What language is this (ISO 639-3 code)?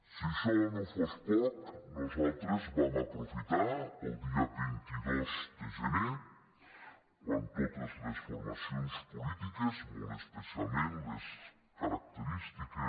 cat